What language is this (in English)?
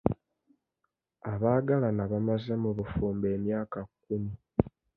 Ganda